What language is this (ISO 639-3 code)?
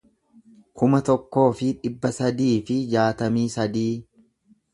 orm